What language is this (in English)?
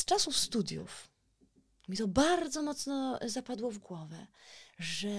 Polish